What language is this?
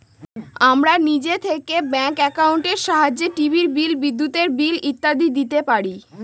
Bangla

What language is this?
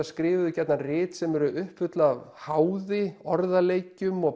Icelandic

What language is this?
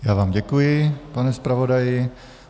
Czech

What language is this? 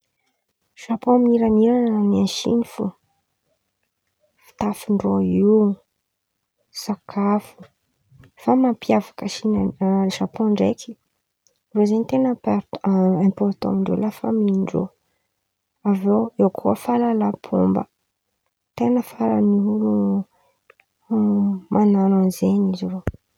Antankarana Malagasy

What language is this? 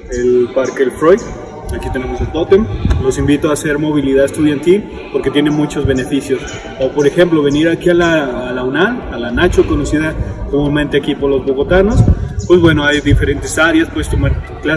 Spanish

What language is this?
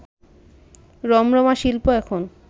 Bangla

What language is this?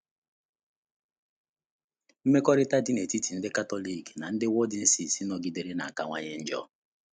Igbo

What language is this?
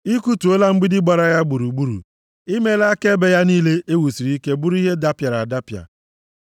Igbo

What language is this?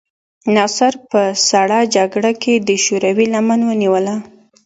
Pashto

